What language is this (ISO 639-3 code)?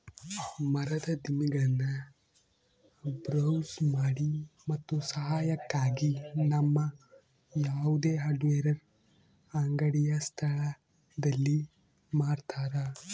kan